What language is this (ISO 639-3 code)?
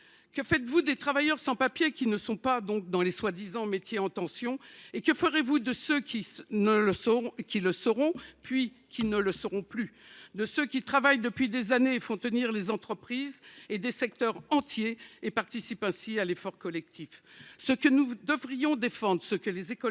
fra